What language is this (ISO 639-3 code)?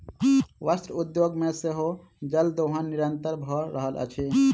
mai